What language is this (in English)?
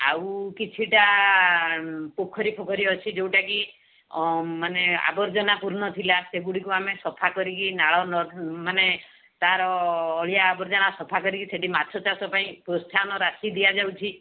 Odia